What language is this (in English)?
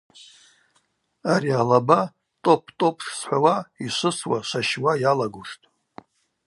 Abaza